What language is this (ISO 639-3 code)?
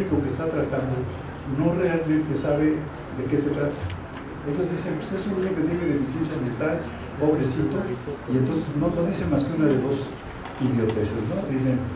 spa